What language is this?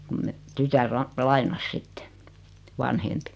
Finnish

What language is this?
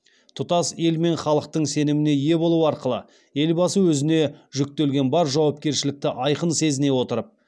Kazakh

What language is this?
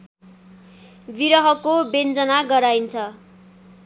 Nepali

